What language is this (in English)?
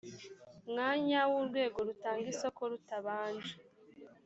Kinyarwanda